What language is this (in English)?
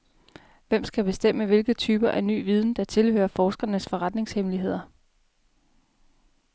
Danish